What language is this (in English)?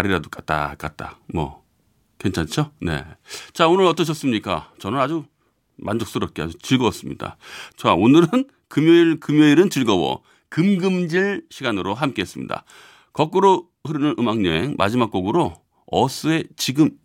Korean